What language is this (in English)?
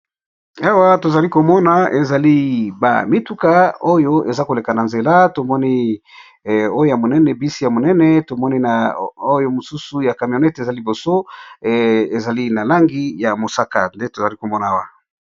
Lingala